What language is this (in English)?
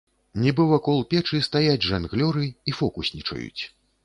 Belarusian